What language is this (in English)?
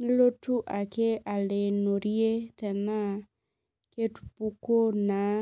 Masai